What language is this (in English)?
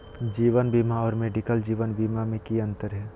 Magahi